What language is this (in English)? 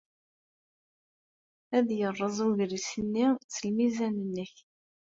Kabyle